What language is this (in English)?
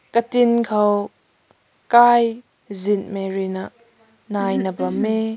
Rongmei Naga